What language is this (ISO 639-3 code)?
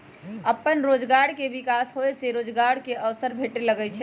mag